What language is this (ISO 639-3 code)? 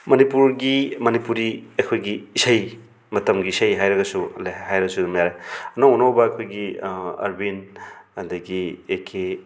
mni